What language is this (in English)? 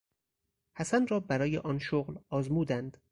Persian